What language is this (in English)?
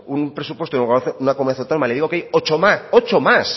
Spanish